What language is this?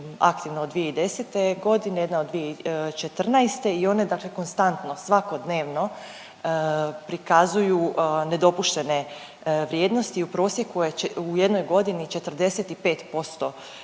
Croatian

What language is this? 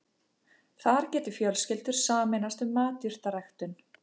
Icelandic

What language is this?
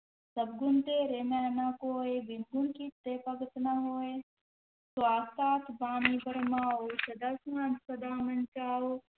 Punjabi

